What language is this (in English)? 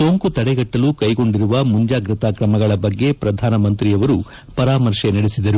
Kannada